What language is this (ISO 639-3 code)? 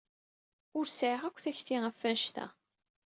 kab